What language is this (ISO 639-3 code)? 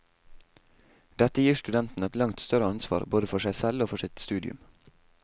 nor